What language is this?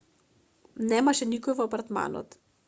Macedonian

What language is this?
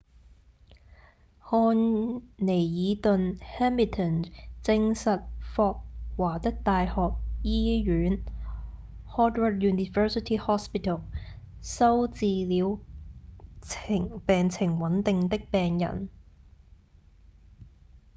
Cantonese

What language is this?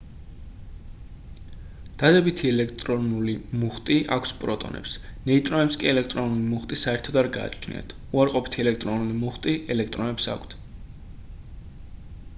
Georgian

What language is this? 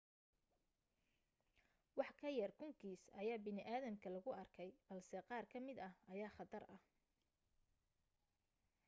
Somali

